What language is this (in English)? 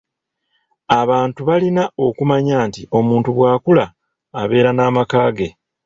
Ganda